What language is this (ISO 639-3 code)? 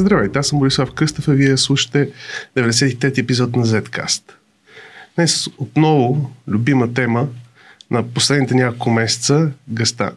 bul